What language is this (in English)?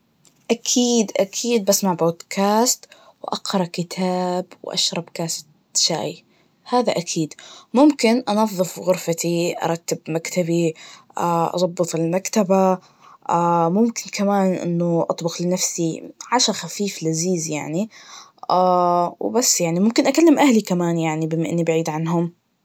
Najdi Arabic